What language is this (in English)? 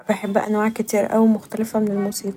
Egyptian Arabic